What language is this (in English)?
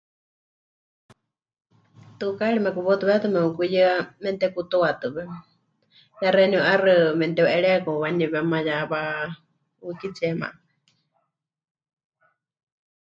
Huichol